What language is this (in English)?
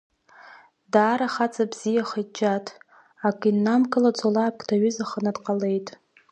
Abkhazian